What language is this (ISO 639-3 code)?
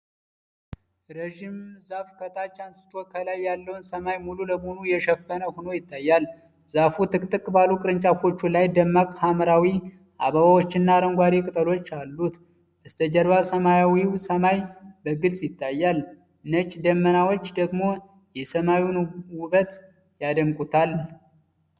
amh